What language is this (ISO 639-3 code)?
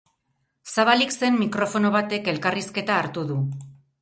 eus